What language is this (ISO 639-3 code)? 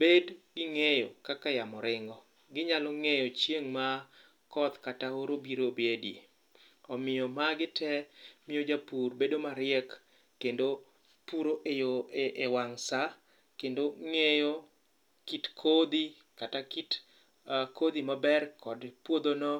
luo